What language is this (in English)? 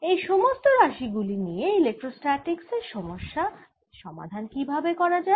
Bangla